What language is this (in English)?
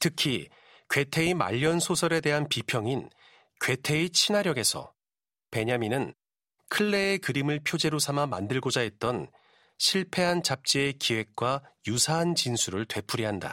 Korean